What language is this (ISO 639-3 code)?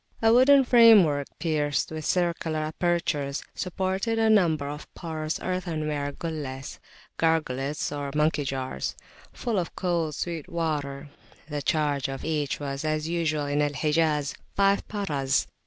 eng